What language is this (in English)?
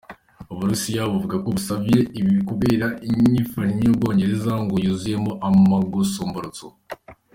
Kinyarwanda